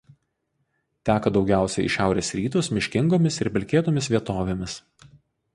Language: Lithuanian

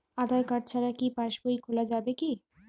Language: Bangla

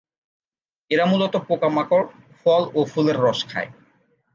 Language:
Bangla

